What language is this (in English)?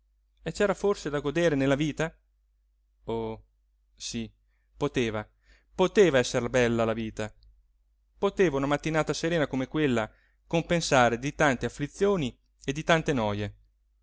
Italian